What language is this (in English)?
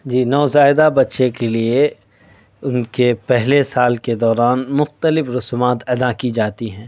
Urdu